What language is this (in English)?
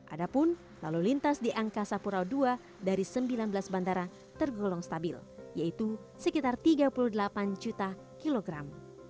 Indonesian